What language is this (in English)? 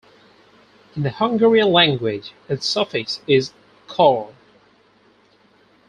English